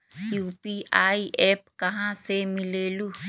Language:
Magahi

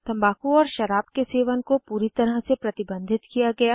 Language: Hindi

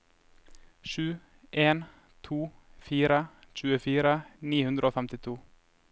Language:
Norwegian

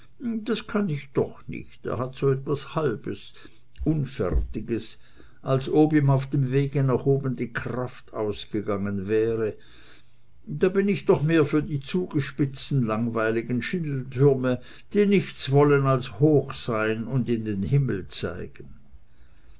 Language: German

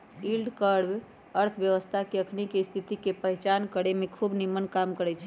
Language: Magahi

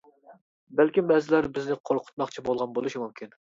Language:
Uyghur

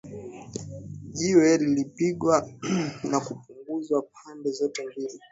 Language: Swahili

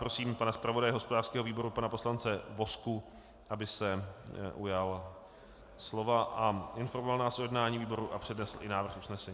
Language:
Czech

